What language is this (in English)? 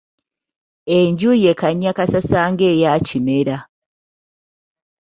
Ganda